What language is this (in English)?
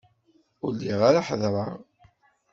Kabyle